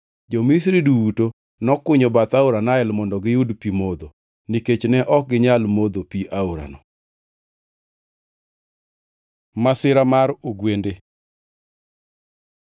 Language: Luo (Kenya and Tanzania)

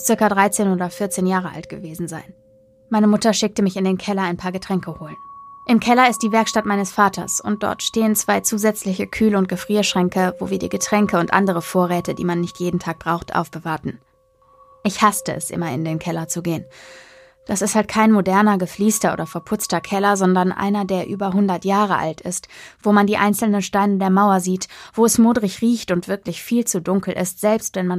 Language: German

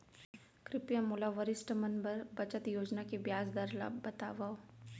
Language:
Chhattisgarhi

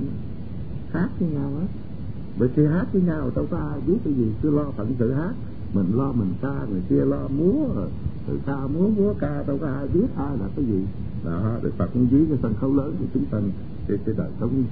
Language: Vietnamese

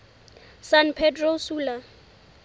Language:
Southern Sotho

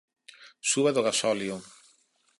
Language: Galician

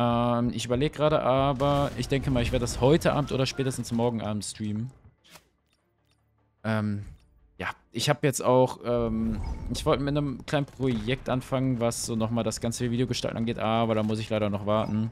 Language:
German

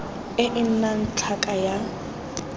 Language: Tswana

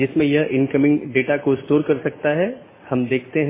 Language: Hindi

